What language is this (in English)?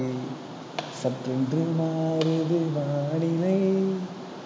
Tamil